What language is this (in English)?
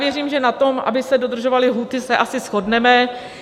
Czech